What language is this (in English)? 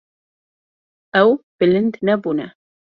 Kurdish